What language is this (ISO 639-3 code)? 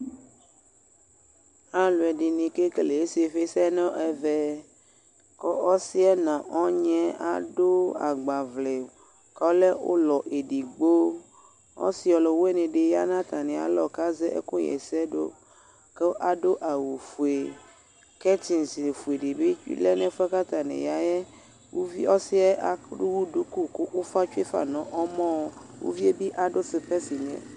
kpo